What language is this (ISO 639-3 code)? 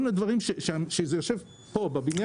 heb